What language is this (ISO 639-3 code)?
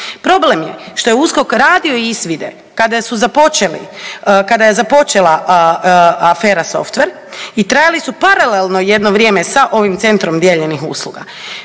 hrv